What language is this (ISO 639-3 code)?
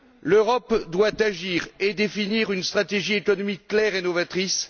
fra